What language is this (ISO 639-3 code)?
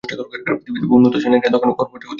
ben